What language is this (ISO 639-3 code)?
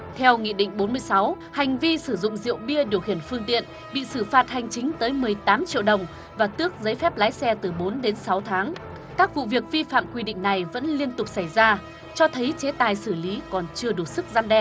vie